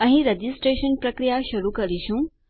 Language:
Gujarati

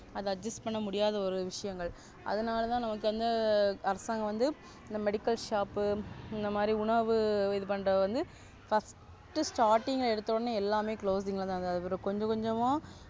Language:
Tamil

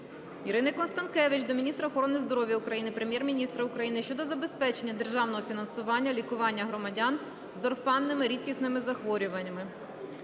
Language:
Ukrainian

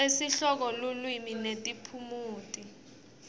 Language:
Swati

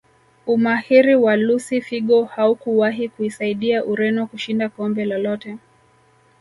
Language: Swahili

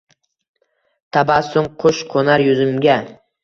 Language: Uzbek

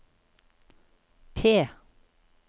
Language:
Norwegian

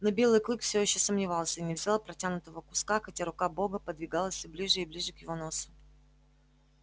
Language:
Russian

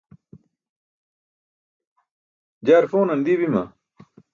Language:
Burushaski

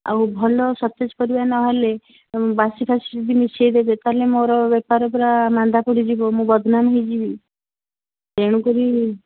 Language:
Odia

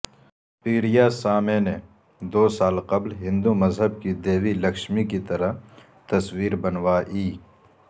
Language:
Urdu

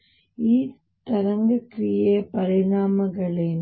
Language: Kannada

